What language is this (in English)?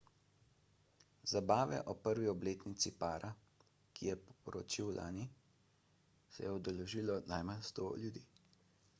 Slovenian